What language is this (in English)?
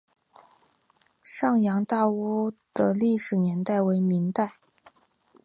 Chinese